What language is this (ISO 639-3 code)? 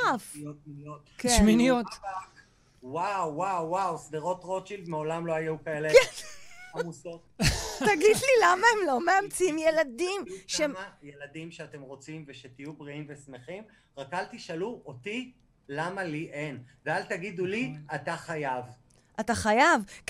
heb